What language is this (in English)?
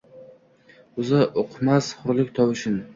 Uzbek